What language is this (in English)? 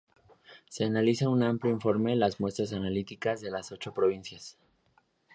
Spanish